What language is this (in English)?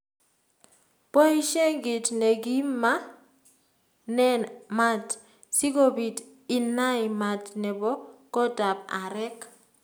Kalenjin